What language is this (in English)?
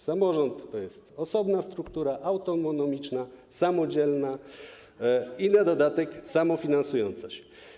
Polish